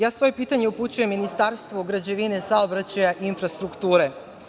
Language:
Serbian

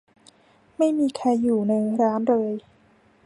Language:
Thai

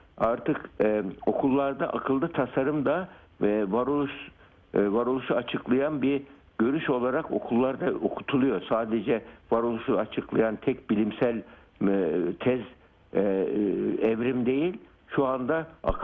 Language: Turkish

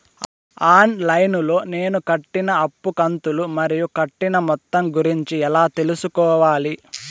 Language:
Telugu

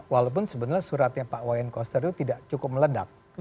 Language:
Indonesian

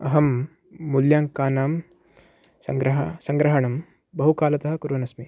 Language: Sanskrit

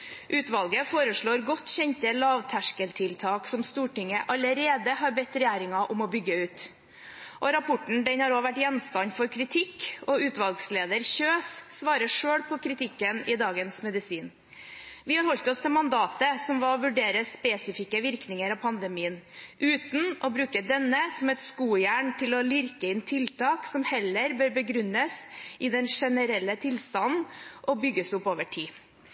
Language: Norwegian Bokmål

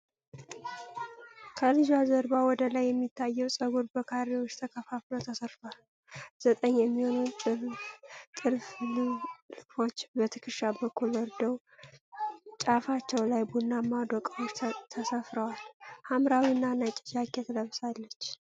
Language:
Amharic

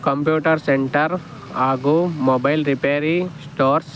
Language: Kannada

